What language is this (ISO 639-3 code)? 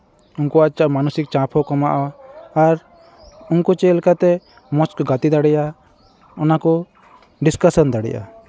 sat